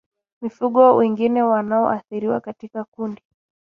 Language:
Swahili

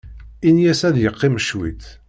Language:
Kabyle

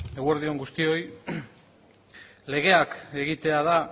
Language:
Basque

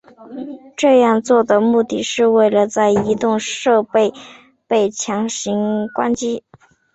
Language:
Chinese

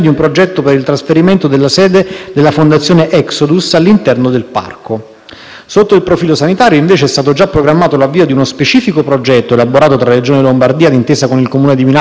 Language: Italian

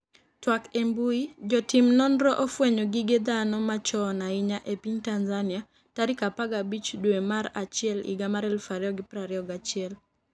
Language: Luo (Kenya and Tanzania)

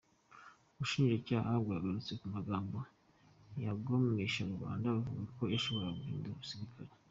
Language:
Kinyarwanda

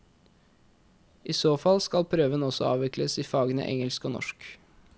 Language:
Norwegian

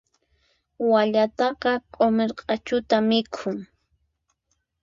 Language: Puno Quechua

